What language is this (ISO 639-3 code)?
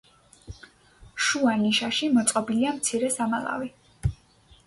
kat